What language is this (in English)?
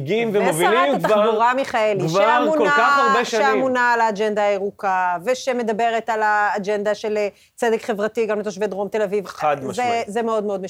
Hebrew